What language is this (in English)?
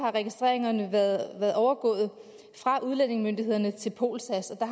Danish